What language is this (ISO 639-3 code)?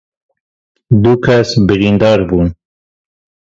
kur